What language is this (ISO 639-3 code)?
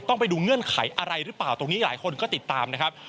tha